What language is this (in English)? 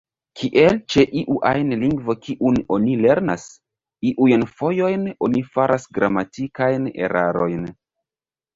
Esperanto